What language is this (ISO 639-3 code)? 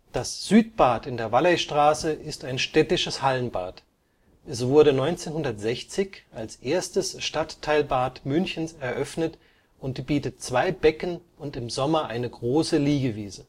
deu